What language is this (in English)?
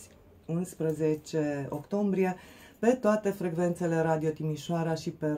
Romanian